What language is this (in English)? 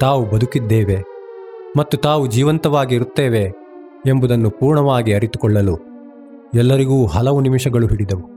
Kannada